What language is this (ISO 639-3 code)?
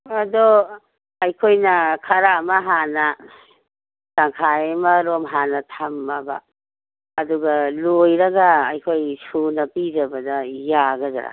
mni